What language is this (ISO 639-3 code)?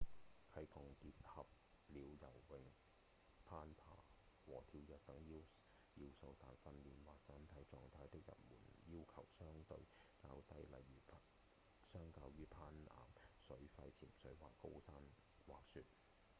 yue